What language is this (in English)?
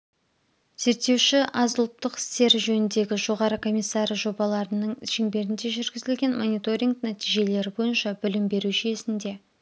Kazakh